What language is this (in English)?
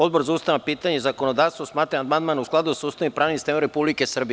Serbian